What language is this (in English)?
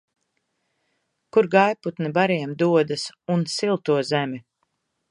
Latvian